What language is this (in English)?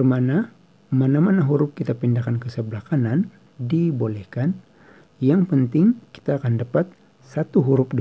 Indonesian